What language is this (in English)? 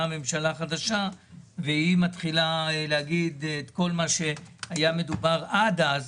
Hebrew